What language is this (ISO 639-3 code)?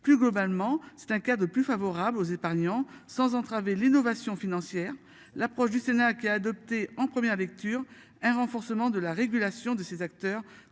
fra